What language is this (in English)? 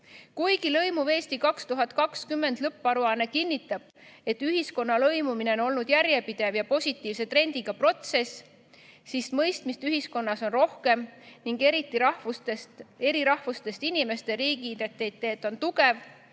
Estonian